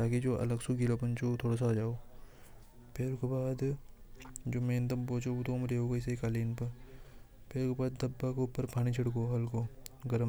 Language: Hadothi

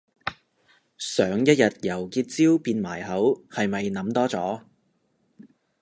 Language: Cantonese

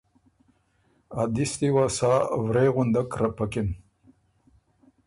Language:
Ormuri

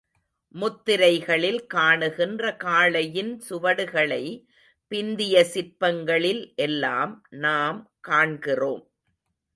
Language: Tamil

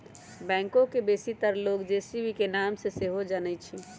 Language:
Magahi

